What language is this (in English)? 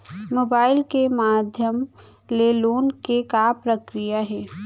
Chhattisgarhi